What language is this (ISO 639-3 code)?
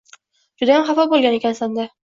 uzb